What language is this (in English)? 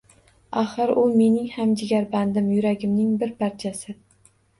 Uzbek